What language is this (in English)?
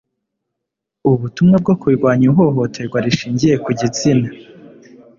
Kinyarwanda